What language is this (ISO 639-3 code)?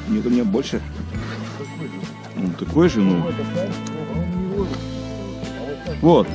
rus